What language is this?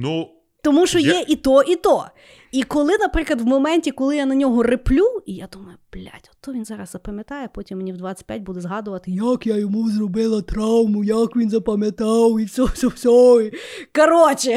Ukrainian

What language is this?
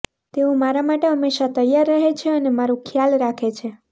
Gujarati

